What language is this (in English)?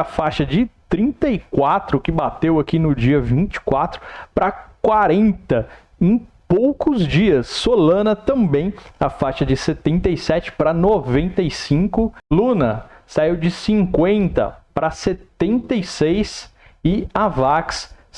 Portuguese